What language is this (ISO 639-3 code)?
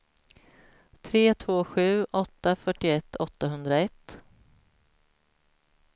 swe